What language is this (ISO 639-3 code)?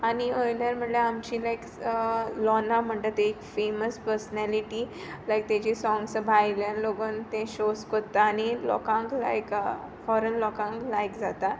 kok